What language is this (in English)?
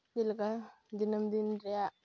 Santali